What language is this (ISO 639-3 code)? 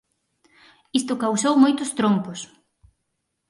glg